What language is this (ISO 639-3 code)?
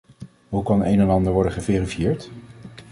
nld